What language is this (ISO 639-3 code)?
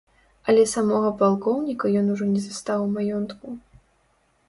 bel